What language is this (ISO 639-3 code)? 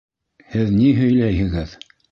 bak